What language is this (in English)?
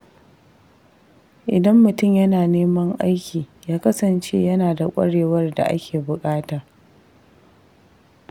Hausa